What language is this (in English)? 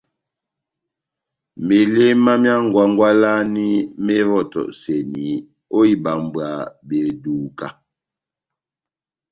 Batanga